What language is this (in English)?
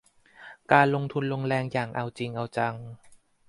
Thai